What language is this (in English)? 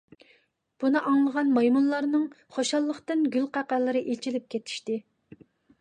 Uyghur